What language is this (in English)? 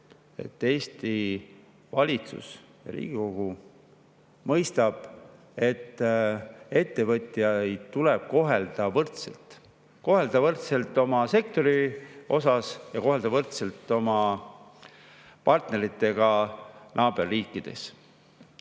Estonian